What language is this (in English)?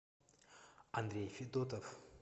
Russian